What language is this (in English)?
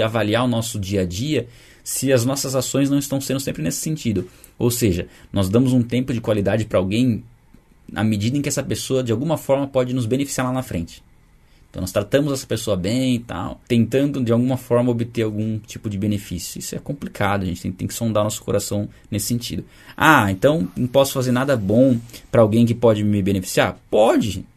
Portuguese